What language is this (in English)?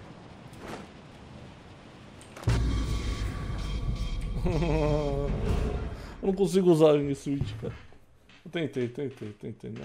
Portuguese